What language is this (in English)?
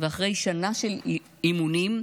Hebrew